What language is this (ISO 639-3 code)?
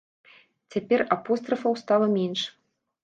bel